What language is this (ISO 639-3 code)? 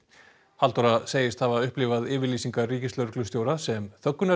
isl